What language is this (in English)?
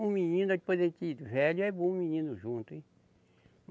Portuguese